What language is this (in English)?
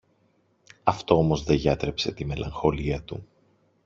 Greek